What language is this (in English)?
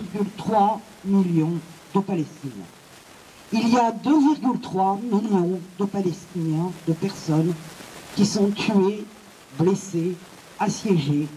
French